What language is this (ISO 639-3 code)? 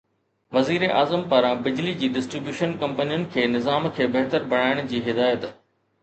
snd